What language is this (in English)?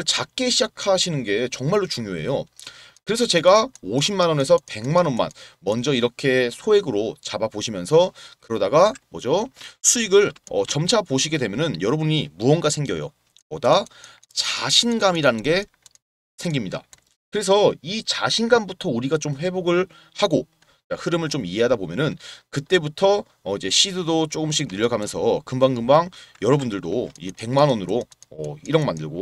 Korean